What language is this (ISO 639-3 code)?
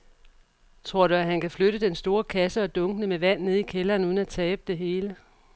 dan